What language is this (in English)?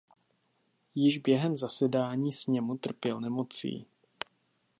Czech